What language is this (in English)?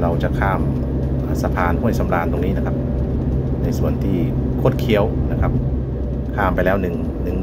Thai